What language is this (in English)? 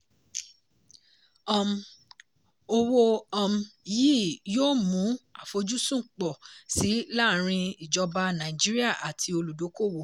Yoruba